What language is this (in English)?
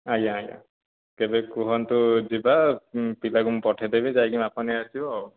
Odia